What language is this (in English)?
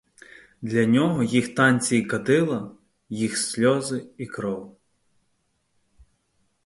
Ukrainian